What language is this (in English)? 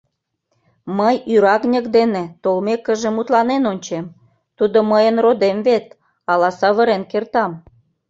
Mari